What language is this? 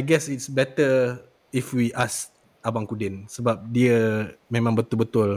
Malay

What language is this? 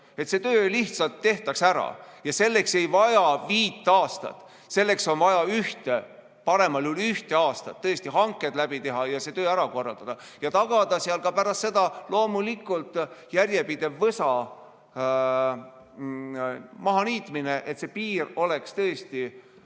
Estonian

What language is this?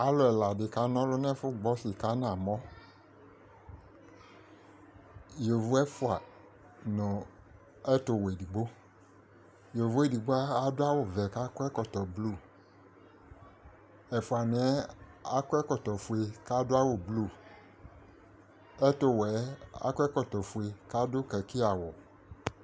Ikposo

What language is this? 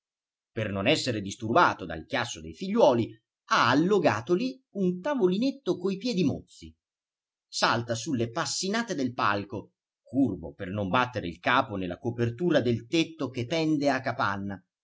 Italian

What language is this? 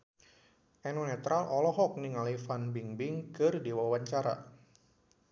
Sundanese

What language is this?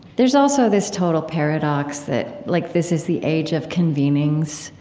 English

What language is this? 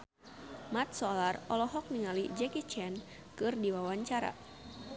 Sundanese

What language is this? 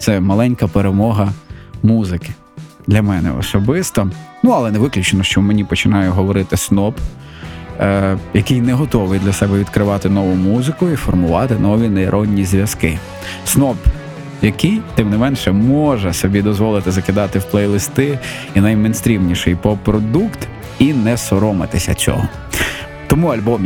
Ukrainian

